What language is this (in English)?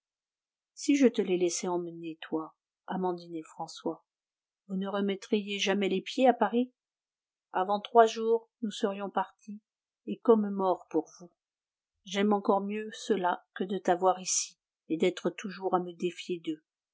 French